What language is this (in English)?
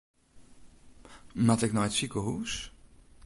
Western Frisian